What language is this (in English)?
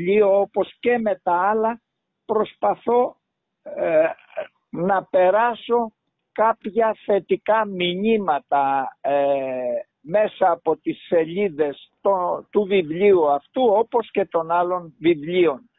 Greek